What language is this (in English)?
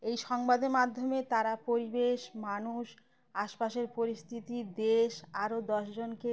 Bangla